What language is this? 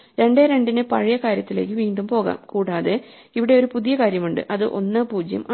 Malayalam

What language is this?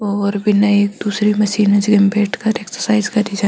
Marwari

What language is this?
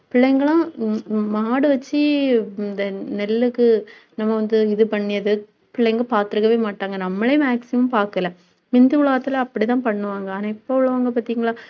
Tamil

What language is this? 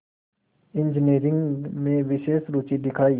Hindi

